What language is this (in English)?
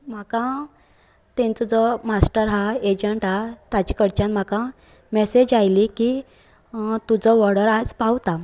Konkani